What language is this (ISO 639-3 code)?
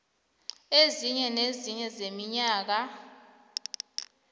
nbl